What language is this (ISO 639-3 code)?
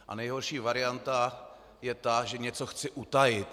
ces